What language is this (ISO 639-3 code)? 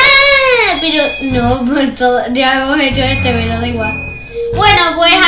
spa